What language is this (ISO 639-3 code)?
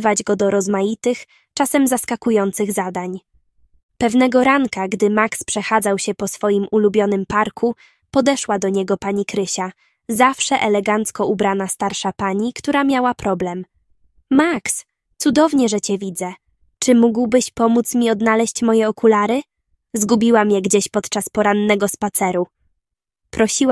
pol